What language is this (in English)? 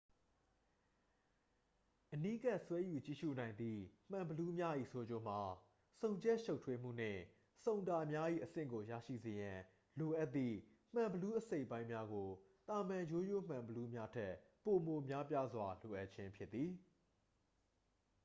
Burmese